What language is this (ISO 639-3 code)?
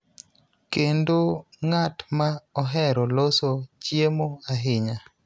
luo